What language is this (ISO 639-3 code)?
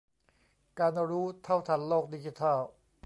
tha